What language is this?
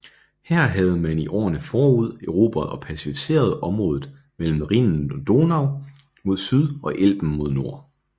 Danish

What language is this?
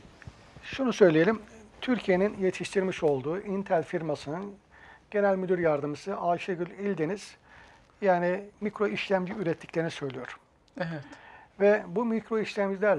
Turkish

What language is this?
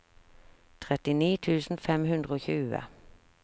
Norwegian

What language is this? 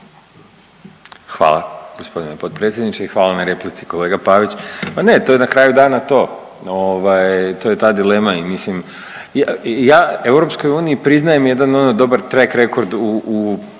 Croatian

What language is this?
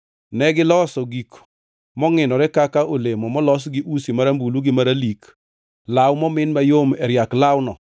Luo (Kenya and Tanzania)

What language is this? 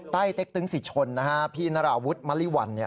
Thai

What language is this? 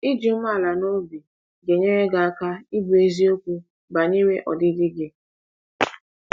Igbo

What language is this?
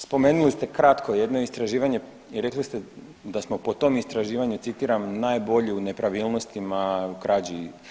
Croatian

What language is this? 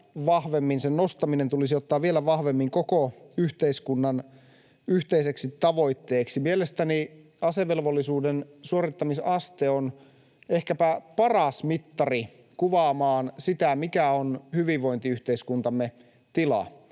Finnish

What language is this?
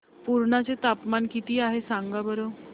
Marathi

